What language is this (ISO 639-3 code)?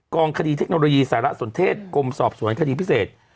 tha